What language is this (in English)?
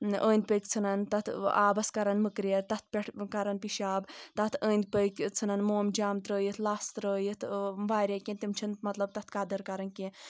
Kashmiri